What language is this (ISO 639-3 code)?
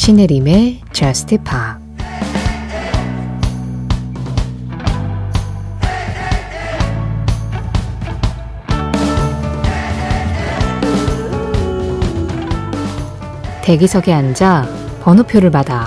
kor